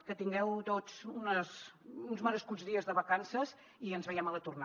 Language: Catalan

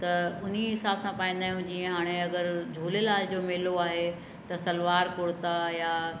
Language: Sindhi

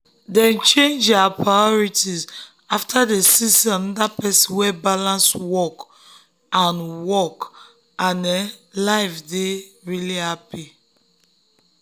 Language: Nigerian Pidgin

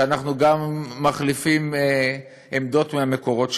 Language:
Hebrew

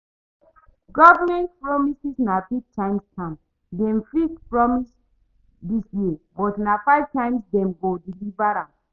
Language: Nigerian Pidgin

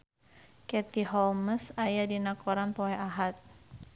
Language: Sundanese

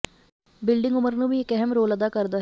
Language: Punjabi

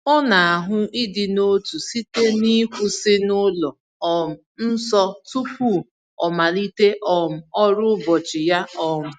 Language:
Igbo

